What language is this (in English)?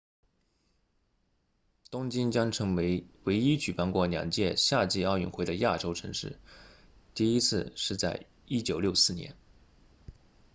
Chinese